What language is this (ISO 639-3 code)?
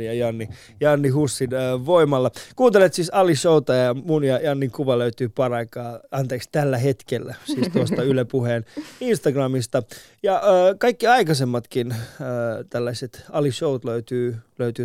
fin